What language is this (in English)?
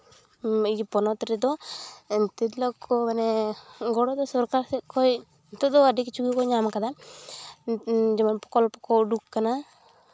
Santali